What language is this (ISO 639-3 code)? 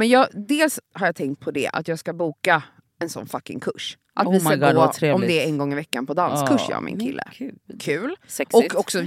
swe